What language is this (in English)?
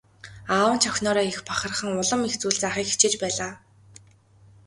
Mongolian